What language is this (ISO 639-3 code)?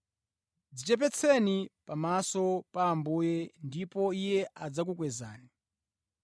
nya